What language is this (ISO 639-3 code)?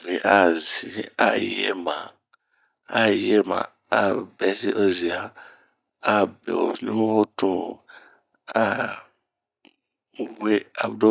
bmq